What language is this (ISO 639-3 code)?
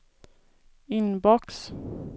swe